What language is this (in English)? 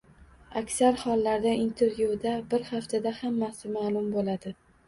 Uzbek